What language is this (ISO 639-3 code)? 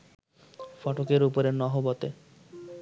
ben